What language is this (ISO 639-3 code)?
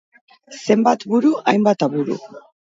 eus